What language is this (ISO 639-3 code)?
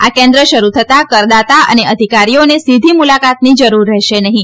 guj